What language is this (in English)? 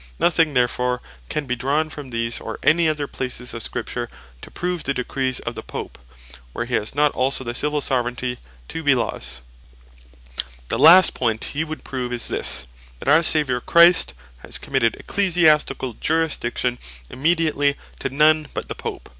English